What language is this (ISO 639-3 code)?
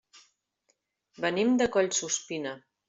cat